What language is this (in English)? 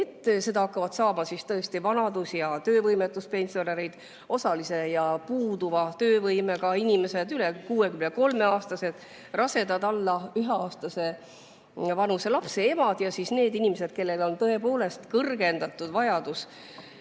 Estonian